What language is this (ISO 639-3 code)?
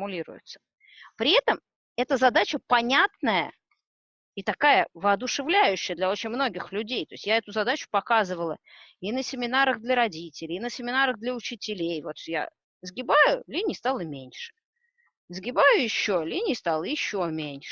rus